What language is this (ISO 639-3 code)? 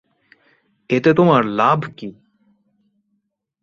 ben